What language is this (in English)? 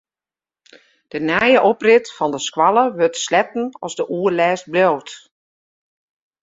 Western Frisian